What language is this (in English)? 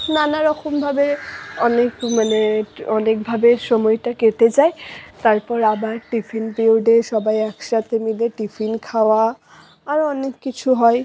Bangla